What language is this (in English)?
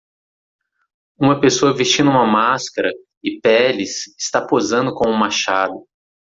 Portuguese